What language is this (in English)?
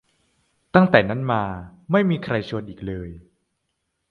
Thai